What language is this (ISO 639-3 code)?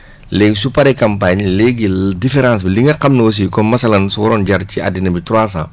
wol